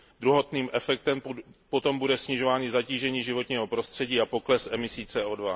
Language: Czech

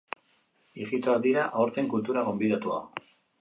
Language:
Basque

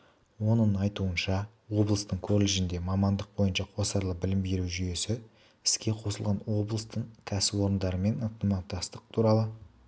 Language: Kazakh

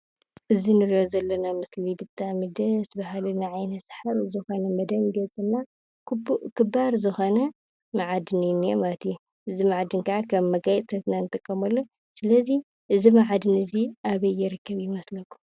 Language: Tigrinya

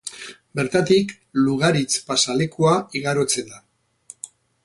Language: Basque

